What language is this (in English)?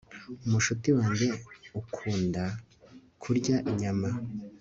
Kinyarwanda